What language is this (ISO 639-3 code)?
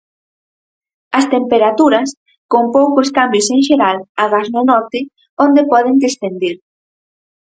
glg